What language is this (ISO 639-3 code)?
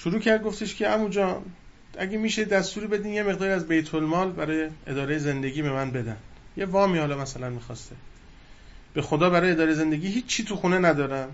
fas